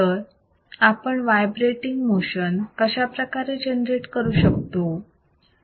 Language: Marathi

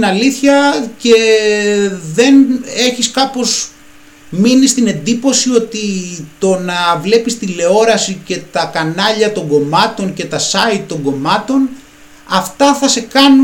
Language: Greek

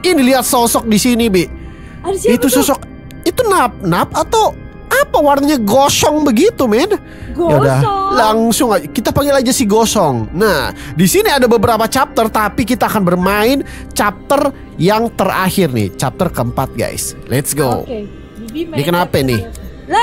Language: Indonesian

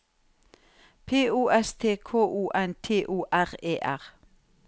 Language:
Norwegian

